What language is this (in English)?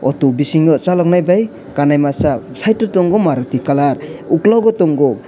Kok Borok